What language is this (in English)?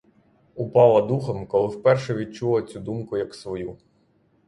Ukrainian